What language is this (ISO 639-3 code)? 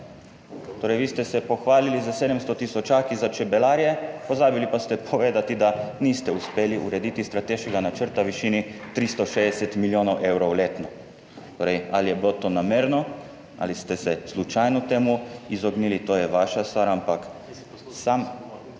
slv